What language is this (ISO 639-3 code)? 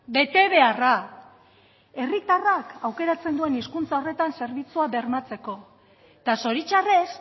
eus